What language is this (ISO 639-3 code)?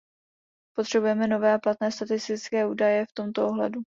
ces